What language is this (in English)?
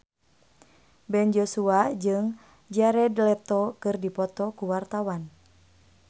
Sundanese